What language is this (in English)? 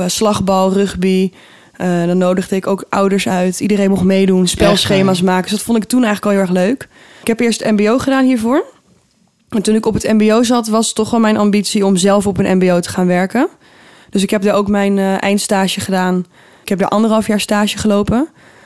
Dutch